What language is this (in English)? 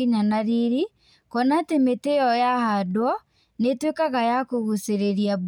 Kikuyu